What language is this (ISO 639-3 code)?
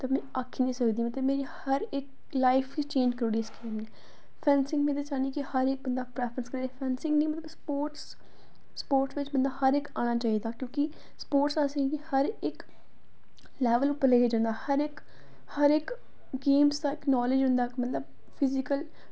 doi